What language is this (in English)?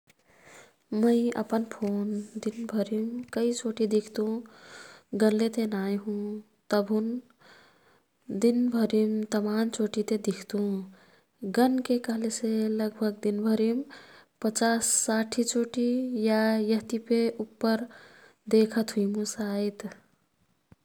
Kathoriya Tharu